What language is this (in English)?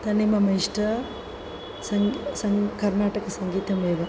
Sanskrit